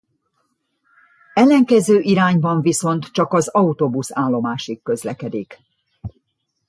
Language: Hungarian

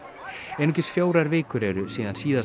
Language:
Icelandic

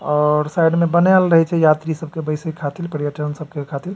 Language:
Maithili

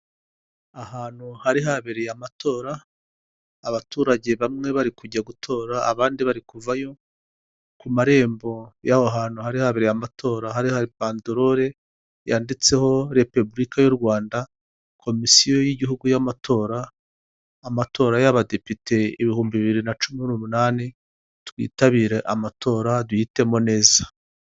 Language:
Kinyarwanda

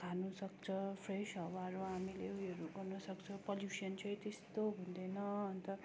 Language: Nepali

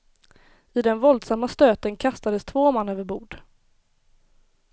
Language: Swedish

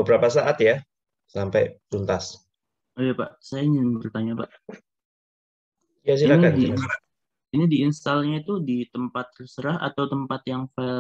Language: Indonesian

